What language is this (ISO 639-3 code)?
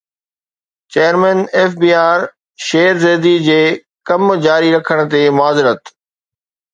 snd